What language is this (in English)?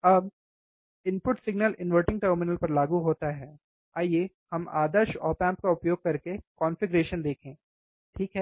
Hindi